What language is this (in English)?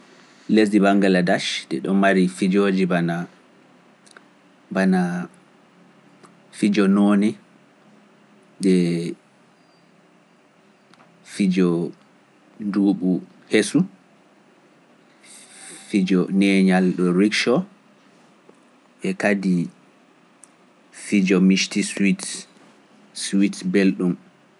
Pular